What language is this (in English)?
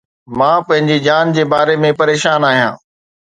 Sindhi